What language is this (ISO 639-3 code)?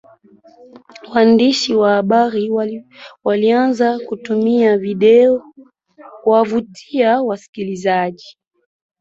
swa